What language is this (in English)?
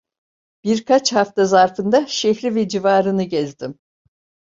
Turkish